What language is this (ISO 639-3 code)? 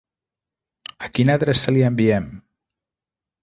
cat